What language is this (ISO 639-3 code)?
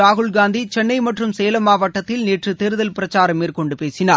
tam